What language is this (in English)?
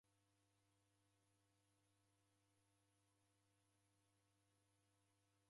Taita